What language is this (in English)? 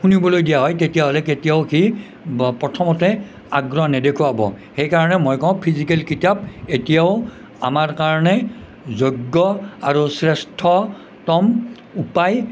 Assamese